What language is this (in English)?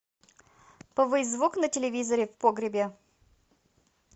Russian